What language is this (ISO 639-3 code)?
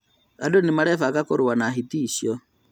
kik